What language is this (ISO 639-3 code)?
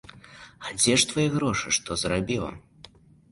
bel